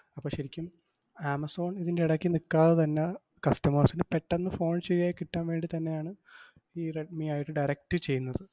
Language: Malayalam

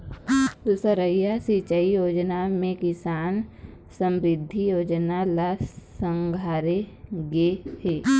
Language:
Chhattisgarhi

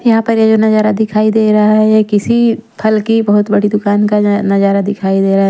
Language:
Hindi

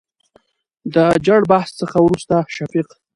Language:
Pashto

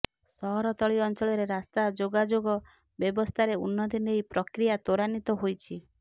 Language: Odia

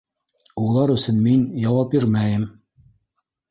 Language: Bashkir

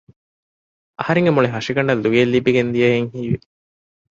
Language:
Divehi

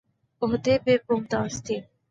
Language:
Urdu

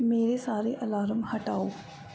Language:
Punjabi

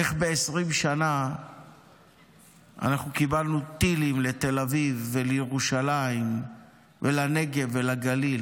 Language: Hebrew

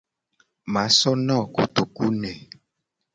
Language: Gen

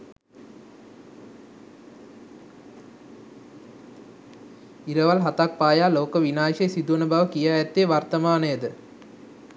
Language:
Sinhala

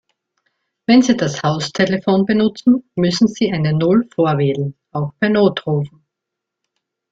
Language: German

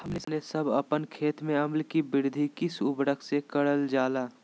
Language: Magahi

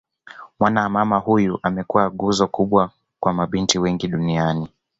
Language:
Swahili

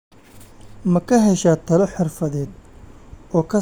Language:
Somali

